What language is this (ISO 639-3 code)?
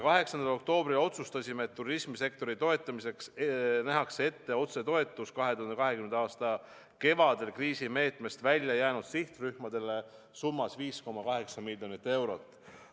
est